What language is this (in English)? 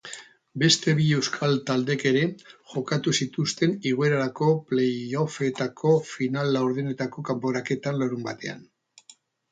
Basque